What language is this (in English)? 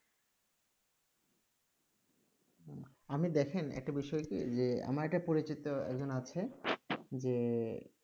Bangla